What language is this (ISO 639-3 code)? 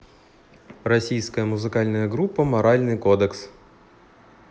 rus